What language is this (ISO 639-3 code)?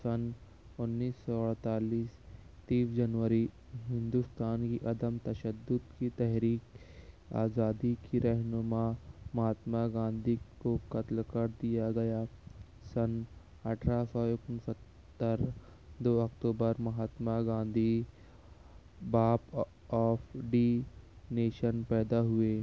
urd